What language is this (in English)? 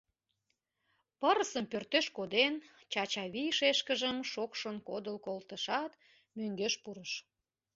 Mari